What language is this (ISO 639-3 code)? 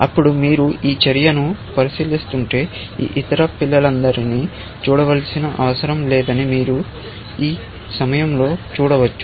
tel